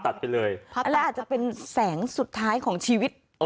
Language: Thai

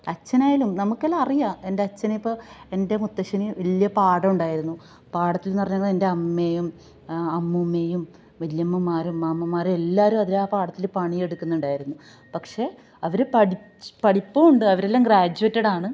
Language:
Malayalam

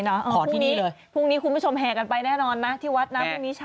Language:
Thai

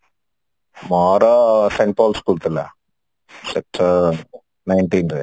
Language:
Odia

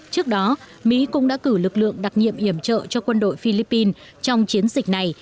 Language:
Vietnamese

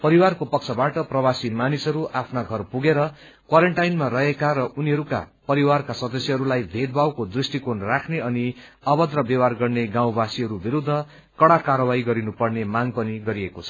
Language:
Nepali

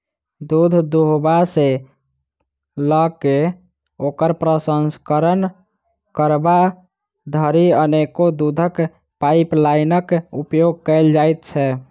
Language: Maithili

